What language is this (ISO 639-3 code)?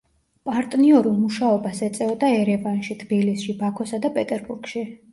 kat